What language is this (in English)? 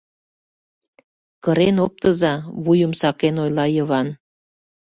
Mari